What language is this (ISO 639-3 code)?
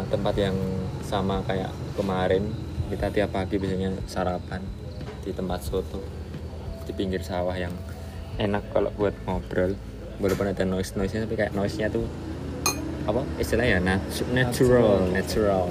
ind